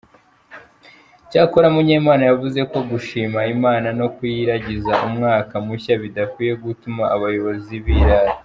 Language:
Kinyarwanda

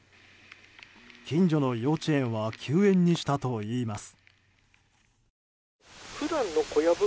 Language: Japanese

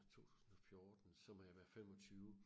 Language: Danish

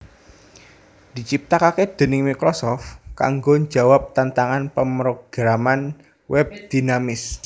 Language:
Javanese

